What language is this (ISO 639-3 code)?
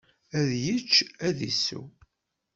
kab